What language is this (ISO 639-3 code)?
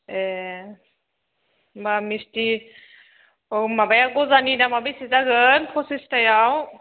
brx